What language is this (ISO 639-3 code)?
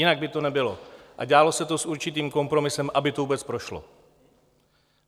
ces